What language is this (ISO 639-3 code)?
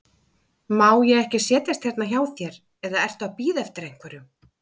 isl